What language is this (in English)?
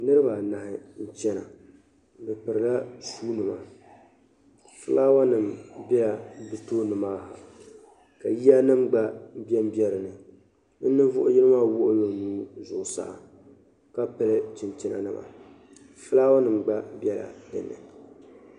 Dagbani